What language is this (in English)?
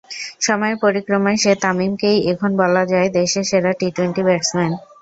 Bangla